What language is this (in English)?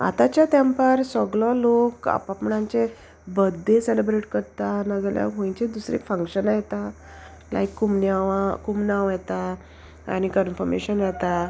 Konkani